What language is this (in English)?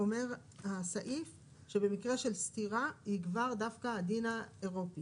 Hebrew